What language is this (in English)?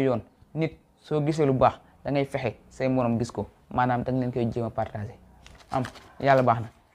Arabic